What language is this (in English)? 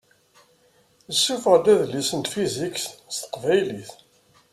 Kabyle